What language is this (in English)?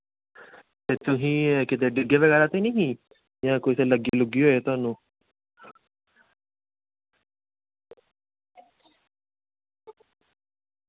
Dogri